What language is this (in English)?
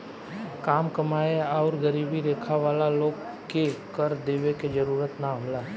Bhojpuri